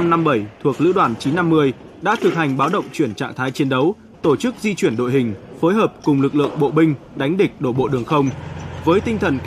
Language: Vietnamese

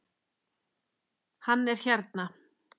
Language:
Icelandic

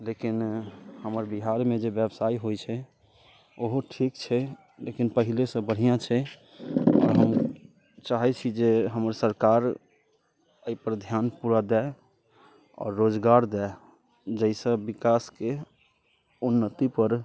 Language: Maithili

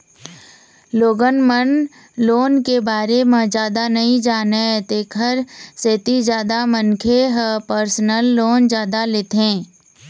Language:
Chhattisgarhi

